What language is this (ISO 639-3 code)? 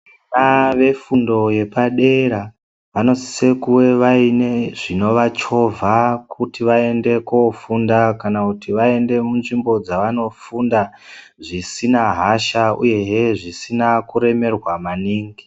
ndc